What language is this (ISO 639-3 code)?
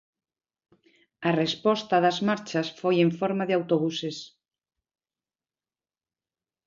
glg